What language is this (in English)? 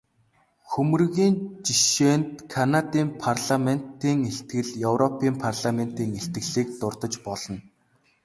Mongolian